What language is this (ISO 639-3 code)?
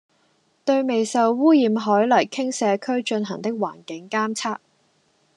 yue